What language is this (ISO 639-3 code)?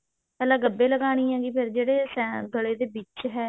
pan